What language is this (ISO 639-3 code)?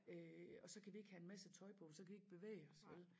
dan